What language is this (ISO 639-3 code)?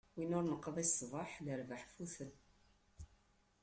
kab